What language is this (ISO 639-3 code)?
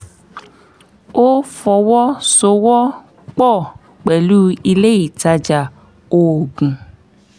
yor